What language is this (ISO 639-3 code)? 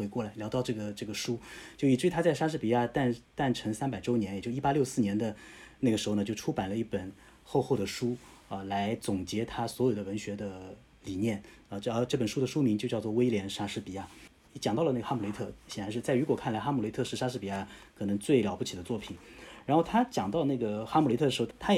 zho